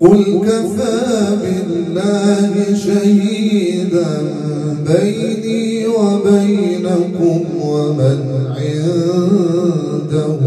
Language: Arabic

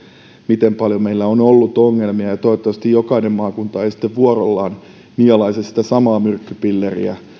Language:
Finnish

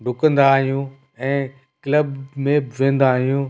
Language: Sindhi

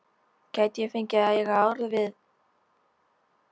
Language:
Icelandic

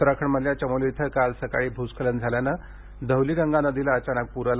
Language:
Marathi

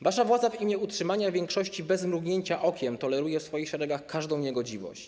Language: Polish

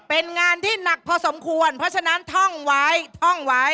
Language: Thai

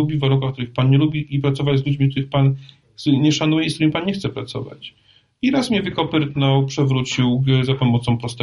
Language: Polish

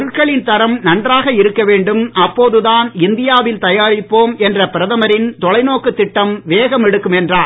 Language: Tamil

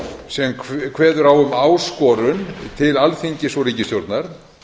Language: Icelandic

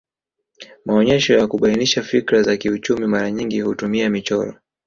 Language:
Swahili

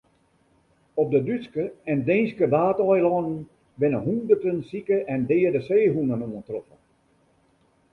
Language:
Western Frisian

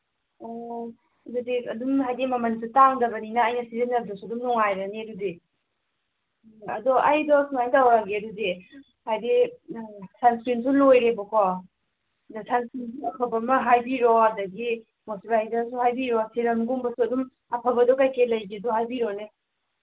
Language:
Manipuri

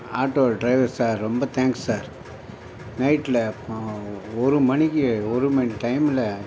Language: Tamil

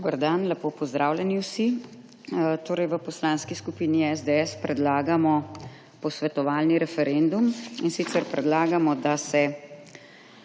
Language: Slovenian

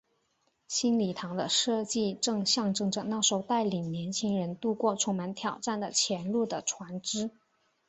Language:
Chinese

